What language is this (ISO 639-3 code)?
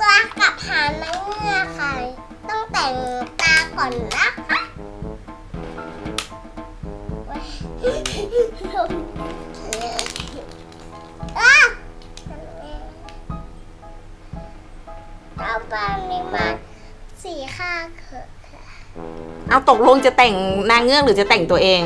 tha